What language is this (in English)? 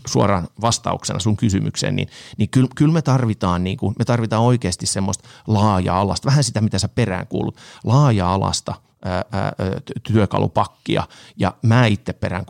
Finnish